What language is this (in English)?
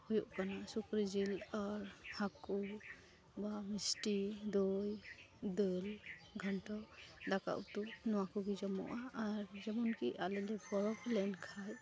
Santali